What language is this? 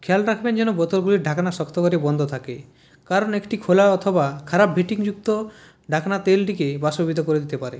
Bangla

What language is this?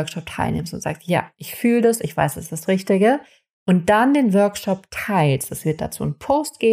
German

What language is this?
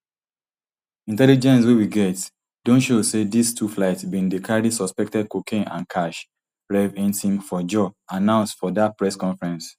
Nigerian Pidgin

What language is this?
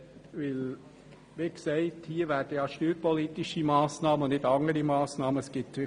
Swiss German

